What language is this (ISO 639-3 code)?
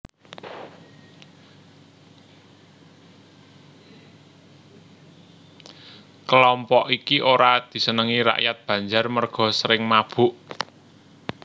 jav